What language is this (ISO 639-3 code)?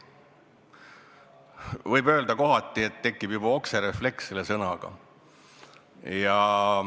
est